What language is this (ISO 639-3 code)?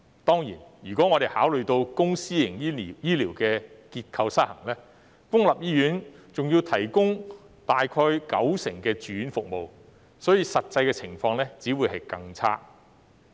yue